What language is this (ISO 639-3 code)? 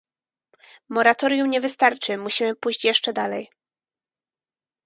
pol